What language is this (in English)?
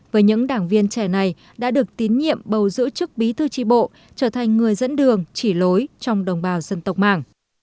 Vietnamese